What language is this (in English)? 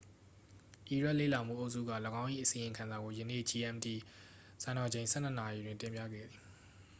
Burmese